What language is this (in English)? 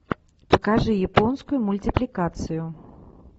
Russian